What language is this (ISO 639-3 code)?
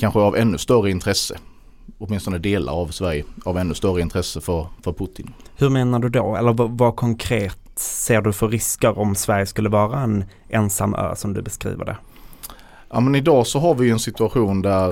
swe